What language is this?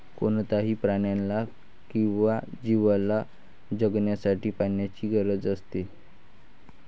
Marathi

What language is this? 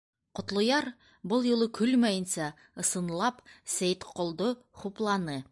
Bashkir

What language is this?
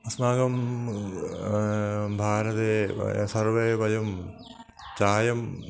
Sanskrit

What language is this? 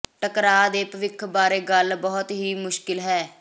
Punjabi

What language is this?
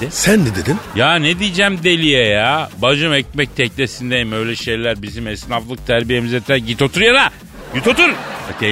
Turkish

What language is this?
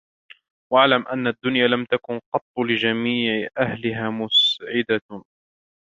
Arabic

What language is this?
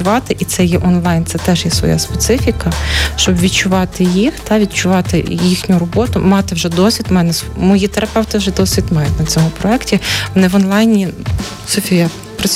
Ukrainian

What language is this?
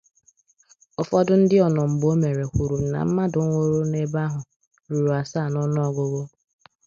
Igbo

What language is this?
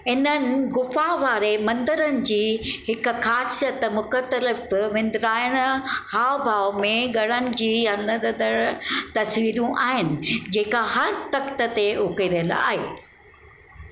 Sindhi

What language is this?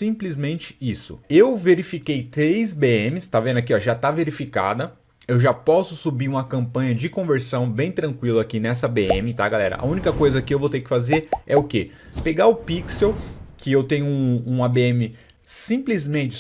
Portuguese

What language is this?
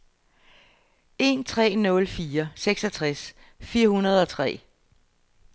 Danish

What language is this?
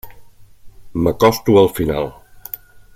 Catalan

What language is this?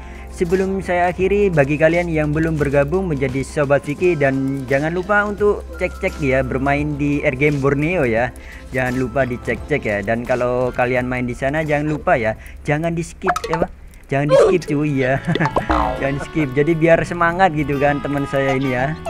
Indonesian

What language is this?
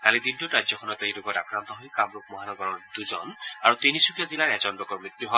Assamese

